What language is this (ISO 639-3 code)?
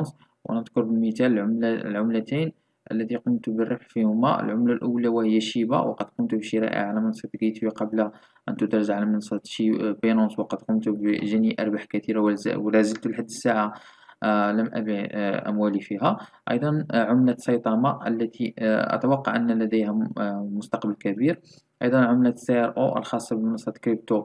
ara